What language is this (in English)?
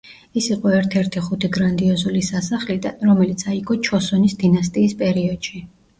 Georgian